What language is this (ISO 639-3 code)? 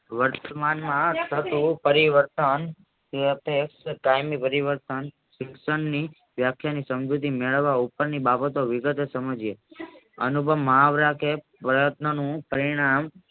guj